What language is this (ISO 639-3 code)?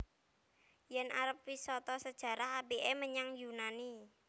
jav